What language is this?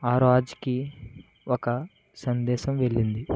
Telugu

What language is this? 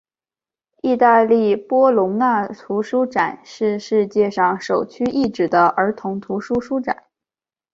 Chinese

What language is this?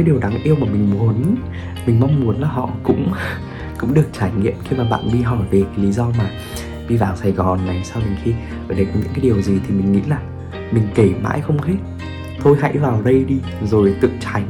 Vietnamese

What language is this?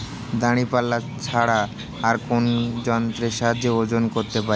Bangla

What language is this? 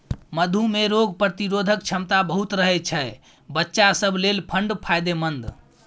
Maithili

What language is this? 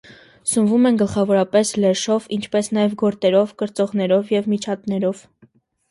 Armenian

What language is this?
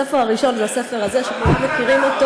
Hebrew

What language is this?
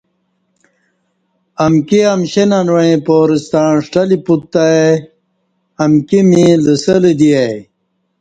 Kati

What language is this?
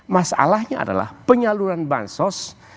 Indonesian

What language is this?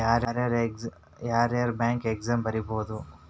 Kannada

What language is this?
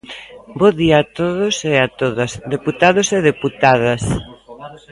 Galician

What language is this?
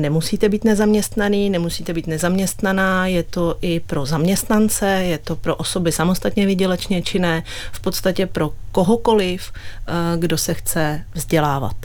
Czech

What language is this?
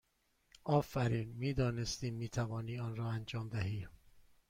Persian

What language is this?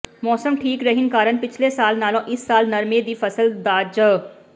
Punjabi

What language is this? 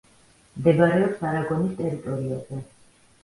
Georgian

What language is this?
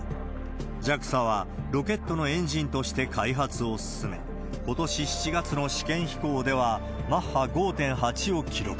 Japanese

